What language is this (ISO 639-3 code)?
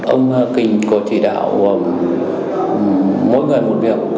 vie